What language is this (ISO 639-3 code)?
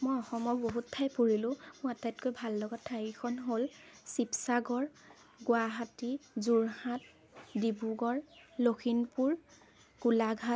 asm